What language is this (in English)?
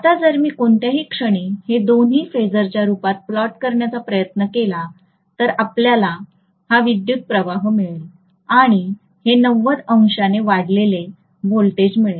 Marathi